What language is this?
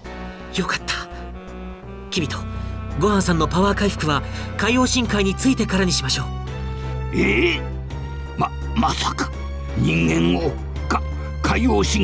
Japanese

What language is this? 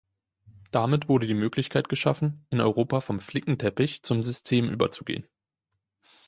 German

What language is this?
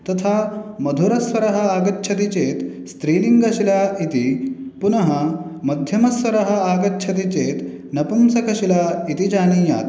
Sanskrit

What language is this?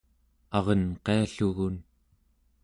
Central Yupik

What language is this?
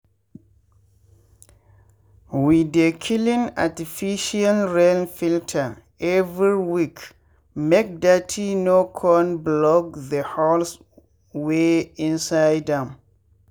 Nigerian Pidgin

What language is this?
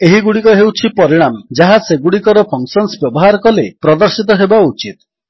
Odia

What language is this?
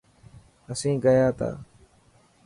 Dhatki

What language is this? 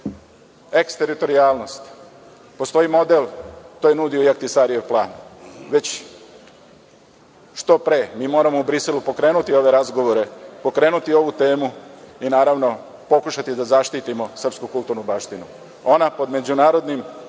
Serbian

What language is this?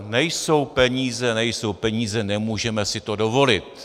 Czech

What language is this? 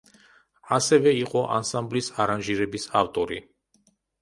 Georgian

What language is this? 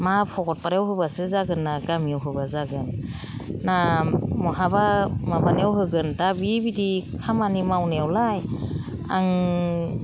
Bodo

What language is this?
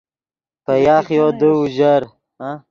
Yidgha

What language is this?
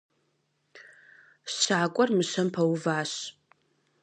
Kabardian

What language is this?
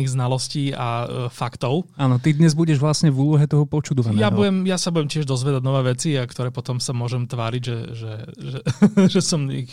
Slovak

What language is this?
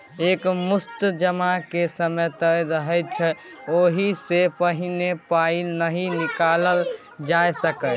Maithili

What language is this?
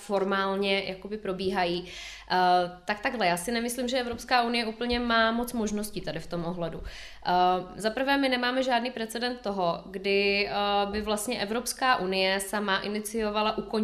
Czech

